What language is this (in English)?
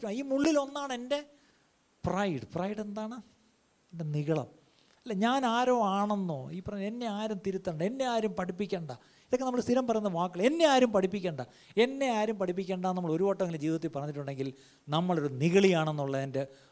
Malayalam